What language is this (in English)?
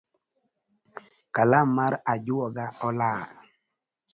Luo (Kenya and Tanzania)